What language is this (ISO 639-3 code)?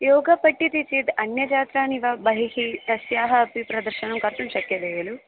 san